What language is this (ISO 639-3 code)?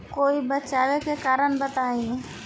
bho